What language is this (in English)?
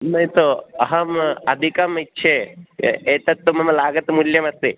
Sanskrit